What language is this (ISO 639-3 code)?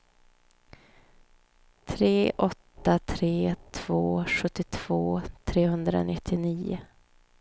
swe